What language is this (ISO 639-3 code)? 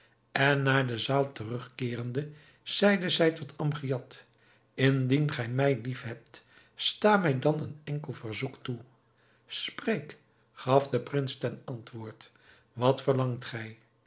nld